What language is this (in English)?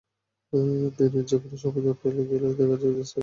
Bangla